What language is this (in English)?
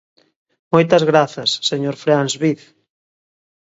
Galician